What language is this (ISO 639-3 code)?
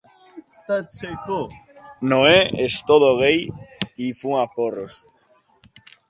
eus